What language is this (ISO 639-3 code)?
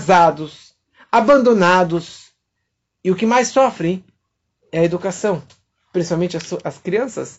por